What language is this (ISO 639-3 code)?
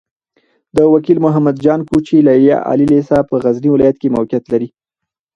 pus